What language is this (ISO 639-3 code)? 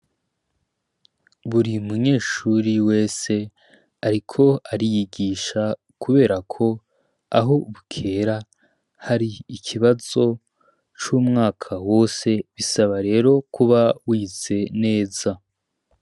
run